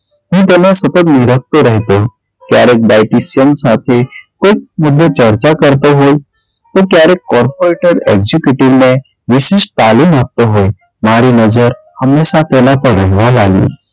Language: Gujarati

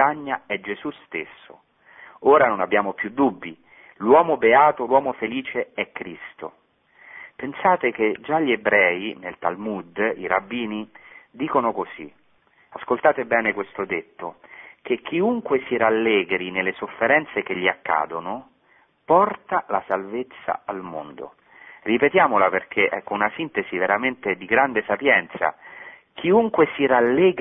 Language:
Italian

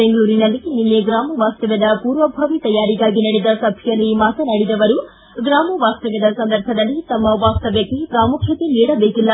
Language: Kannada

